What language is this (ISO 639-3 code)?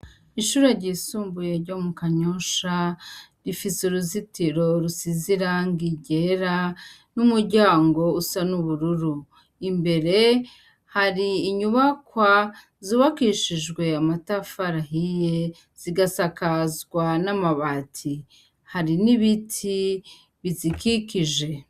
run